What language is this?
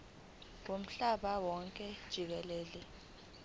Zulu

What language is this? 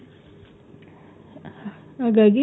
Kannada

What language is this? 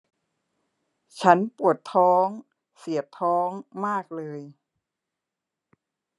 Thai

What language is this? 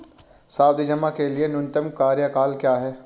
Hindi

